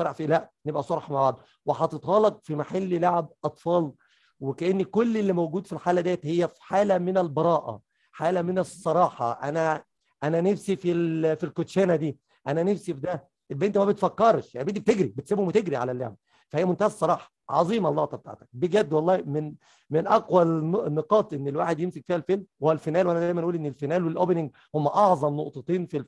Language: Arabic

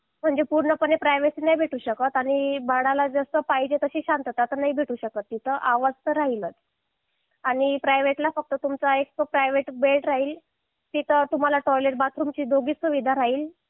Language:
Marathi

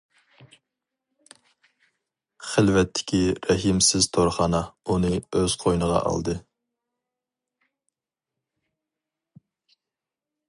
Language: Uyghur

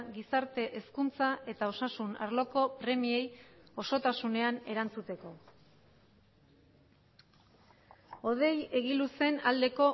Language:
Basque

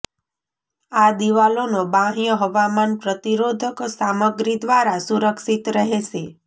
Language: Gujarati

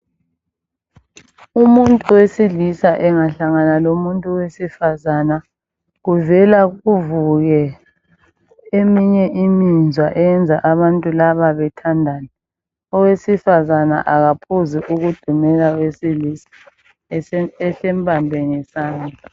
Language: North Ndebele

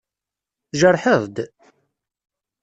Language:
Kabyle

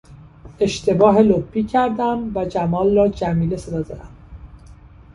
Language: Persian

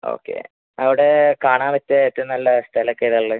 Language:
Malayalam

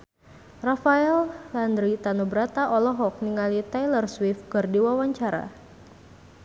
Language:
Sundanese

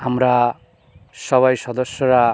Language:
Bangla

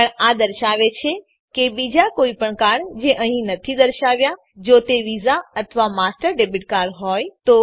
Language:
Gujarati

